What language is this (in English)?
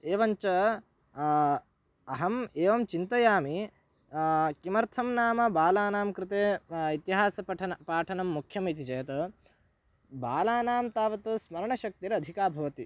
Sanskrit